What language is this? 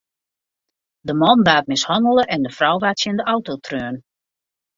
Western Frisian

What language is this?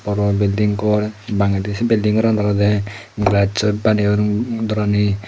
Chakma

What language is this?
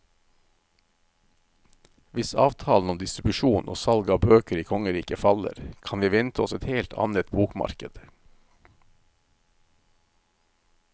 Norwegian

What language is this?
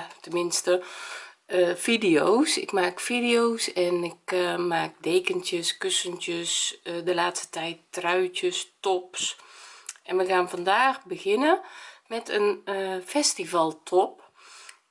Dutch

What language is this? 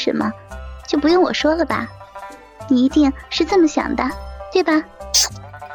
Chinese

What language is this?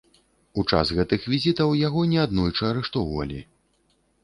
Belarusian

